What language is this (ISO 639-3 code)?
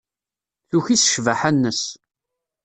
kab